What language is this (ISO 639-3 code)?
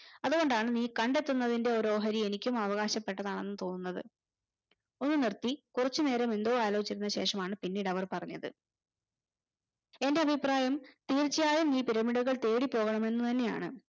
mal